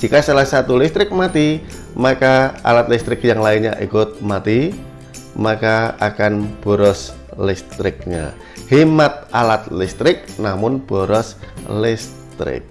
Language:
Indonesian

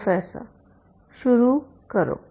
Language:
Hindi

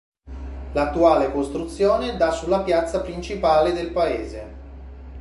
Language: Italian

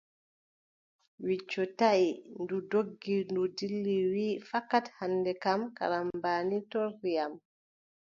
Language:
Adamawa Fulfulde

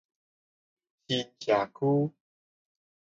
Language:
Min Nan Chinese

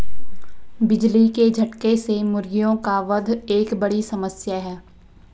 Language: Hindi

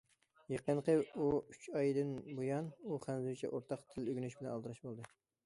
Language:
Uyghur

